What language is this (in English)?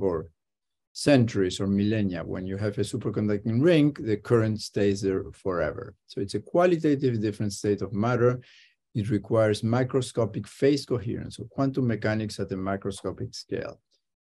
English